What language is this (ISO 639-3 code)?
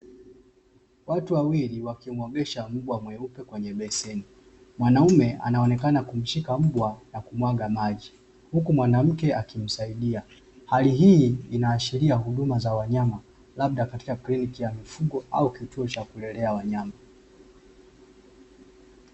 swa